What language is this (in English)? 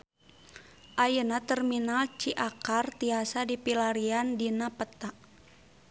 Sundanese